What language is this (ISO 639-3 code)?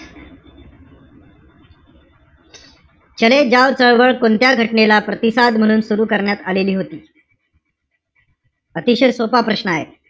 mar